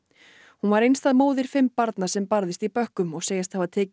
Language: Icelandic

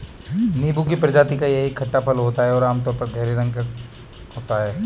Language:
Hindi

